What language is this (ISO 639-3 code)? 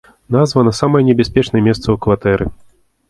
bel